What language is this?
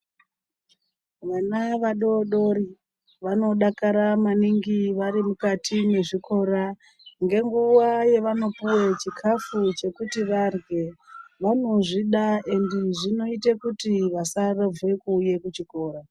Ndau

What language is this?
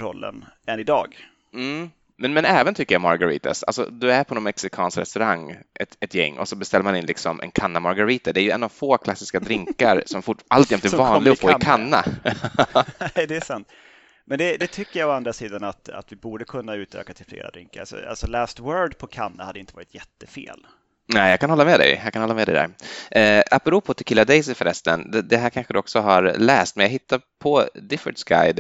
Swedish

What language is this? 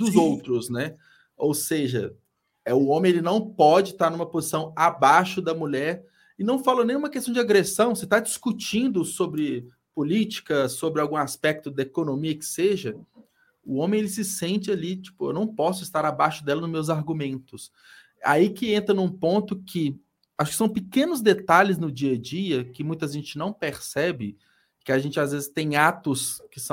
Portuguese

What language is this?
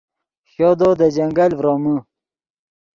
Yidgha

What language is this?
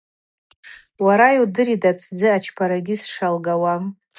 Abaza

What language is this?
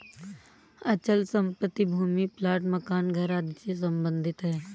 Hindi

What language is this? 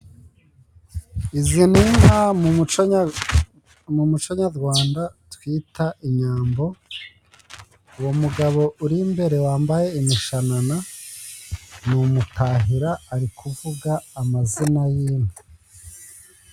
Kinyarwanda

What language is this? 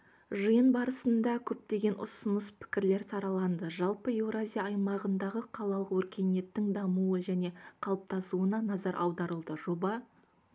Kazakh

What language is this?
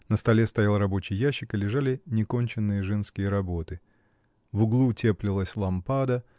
Russian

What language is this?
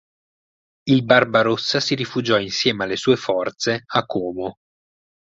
Italian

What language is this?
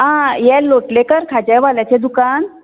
Konkani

